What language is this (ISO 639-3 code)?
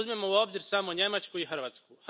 hrv